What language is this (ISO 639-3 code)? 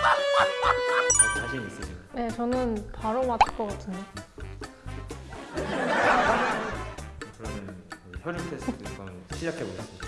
kor